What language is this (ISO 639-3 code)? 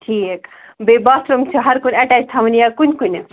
kas